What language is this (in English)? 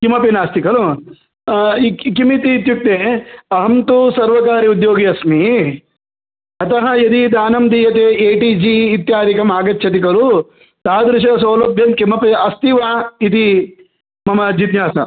Sanskrit